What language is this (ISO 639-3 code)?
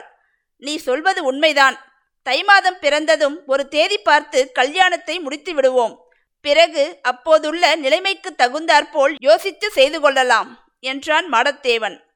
tam